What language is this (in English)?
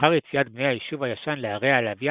Hebrew